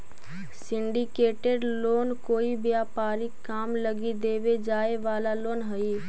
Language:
Magahi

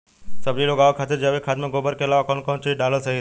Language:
Bhojpuri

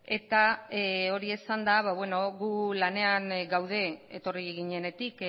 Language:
Basque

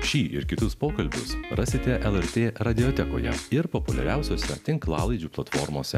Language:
Lithuanian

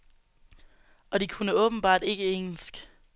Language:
Danish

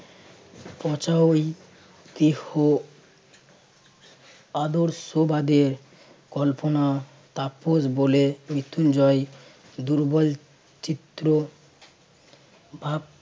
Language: Bangla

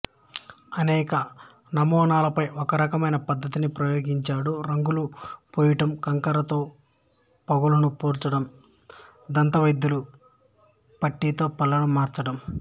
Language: Telugu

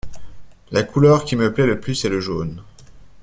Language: French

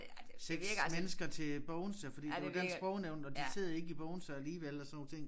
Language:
Danish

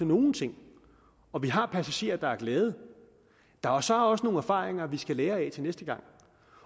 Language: Danish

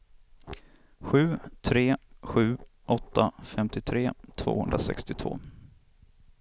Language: Swedish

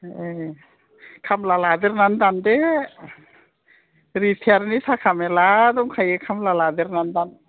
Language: Bodo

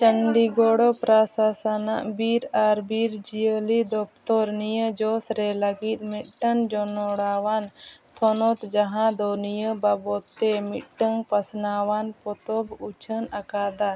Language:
Santali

